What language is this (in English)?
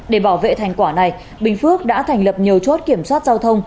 Vietnamese